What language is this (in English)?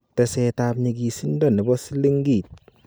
Kalenjin